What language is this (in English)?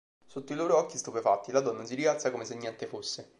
Italian